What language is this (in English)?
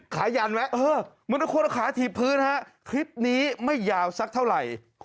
Thai